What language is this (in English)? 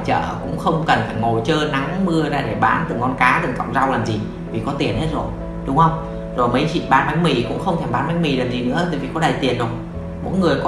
Vietnamese